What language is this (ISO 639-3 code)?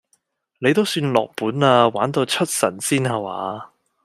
yue